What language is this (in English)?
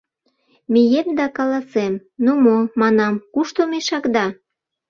Mari